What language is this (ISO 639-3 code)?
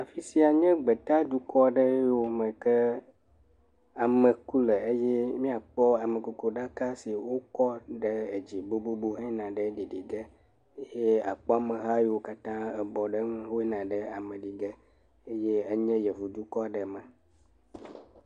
ewe